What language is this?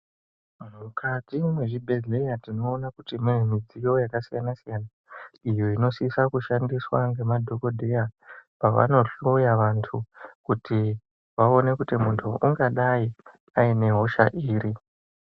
Ndau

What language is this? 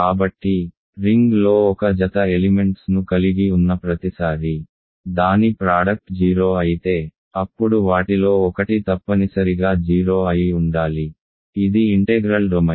Telugu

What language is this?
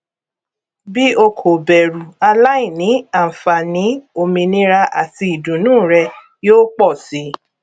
Yoruba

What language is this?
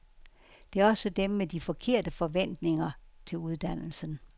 Danish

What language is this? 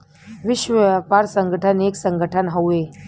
Bhojpuri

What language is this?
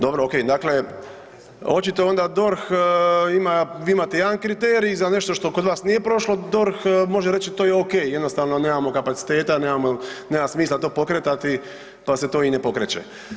Croatian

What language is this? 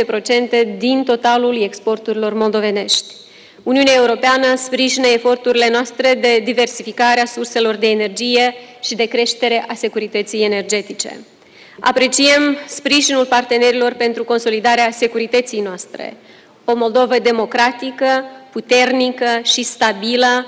Romanian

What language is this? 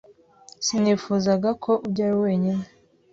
Kinyarwanda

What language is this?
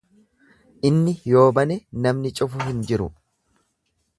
Oromo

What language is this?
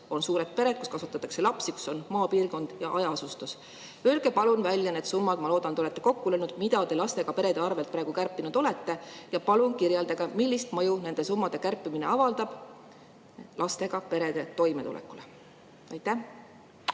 Estonian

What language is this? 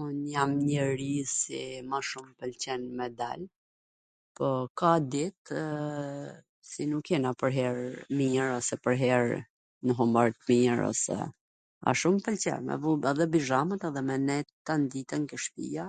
Gheg Albanian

